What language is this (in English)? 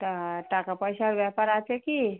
Bangla